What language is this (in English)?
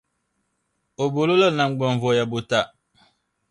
Dagbani